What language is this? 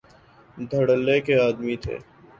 Urdu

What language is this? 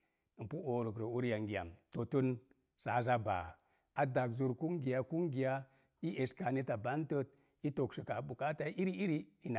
Mom Jango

